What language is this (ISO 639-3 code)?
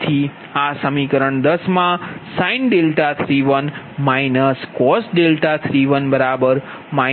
guj